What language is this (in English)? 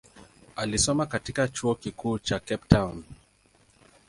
Swahili